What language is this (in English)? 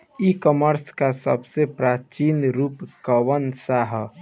Bhojpuri